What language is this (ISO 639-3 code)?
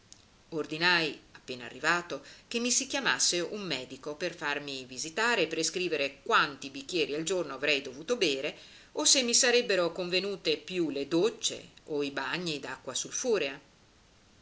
ita